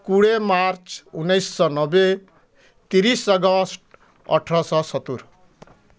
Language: Odia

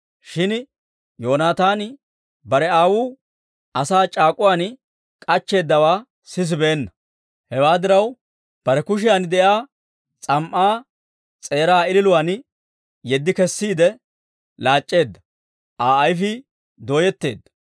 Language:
Dawro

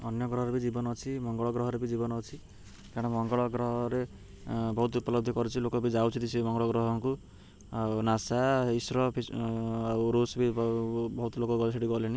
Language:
Odia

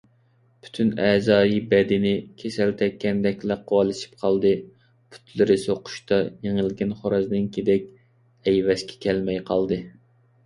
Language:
Uyghur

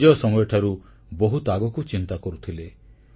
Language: Odia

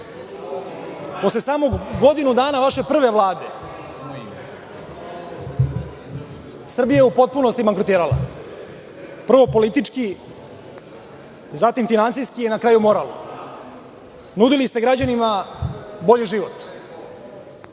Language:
Serbian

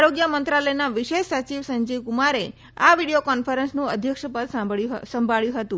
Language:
Gujarati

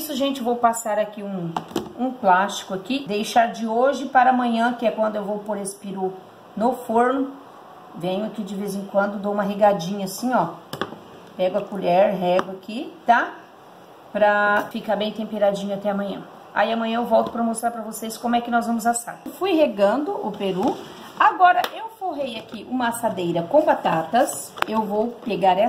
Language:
Portuguese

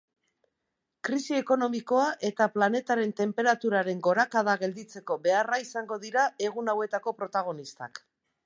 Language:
Basque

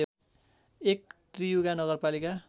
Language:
Nepali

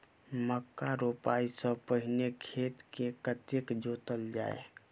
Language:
Maithili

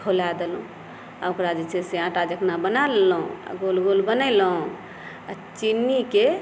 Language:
Maithili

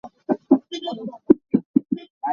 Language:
Hakha Chin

